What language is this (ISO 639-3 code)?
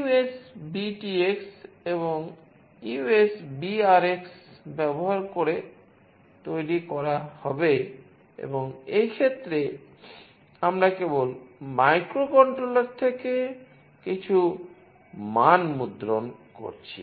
ben